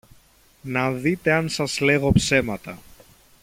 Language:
Greek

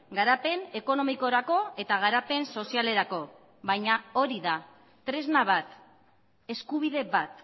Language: Basque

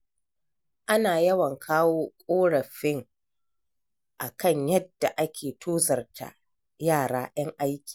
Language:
Hausa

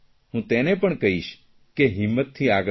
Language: Gujarati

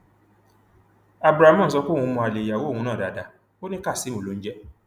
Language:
Yoruba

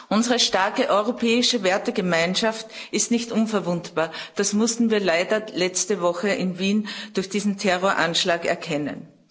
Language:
German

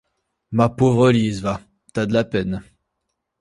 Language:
French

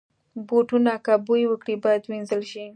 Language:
Pashto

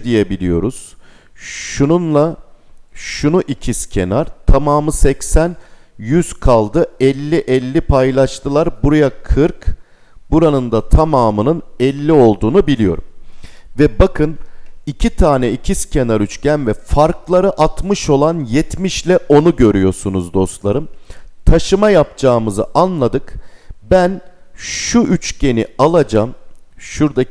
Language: Turkish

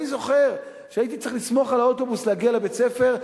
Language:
Hebrew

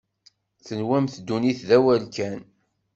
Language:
Kabyle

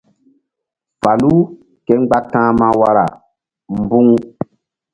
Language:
Mbum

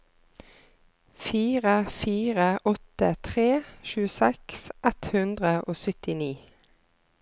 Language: Norwegian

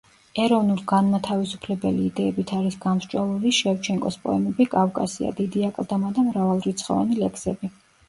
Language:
Georgian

